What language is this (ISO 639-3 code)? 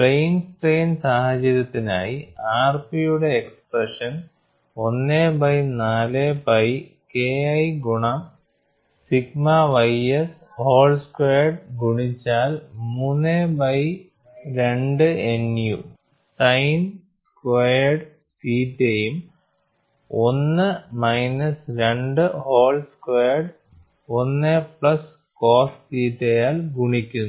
mal